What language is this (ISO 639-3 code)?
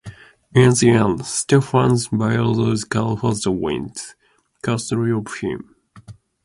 eng